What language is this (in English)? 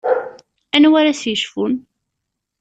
Kabyle